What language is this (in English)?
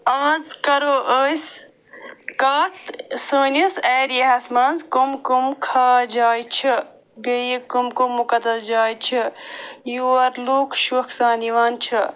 Kashmiri